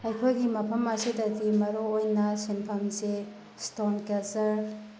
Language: Manipuri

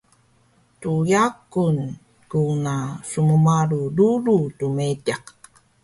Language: Taroko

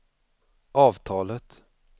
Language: Swedish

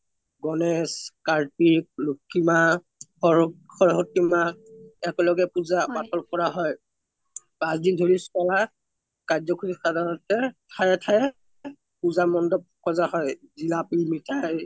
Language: Assamese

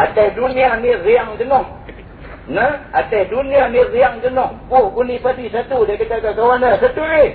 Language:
Malay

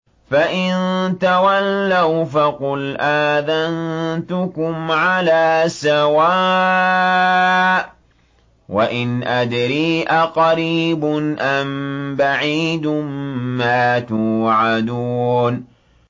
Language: Arabic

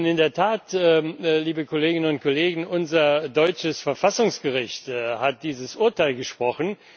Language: German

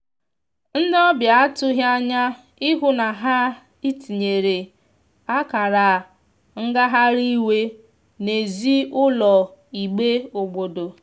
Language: Igbo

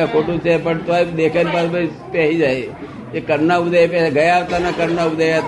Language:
Gujarati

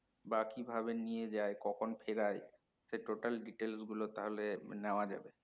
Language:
Bangla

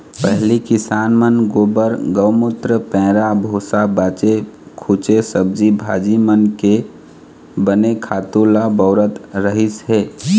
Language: Chhattisgarhi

